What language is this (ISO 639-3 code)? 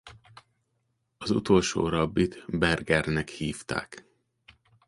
hun